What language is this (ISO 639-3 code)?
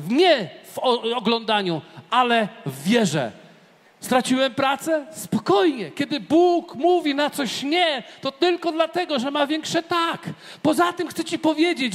pol